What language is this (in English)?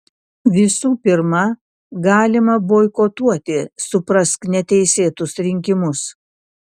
Lithuanian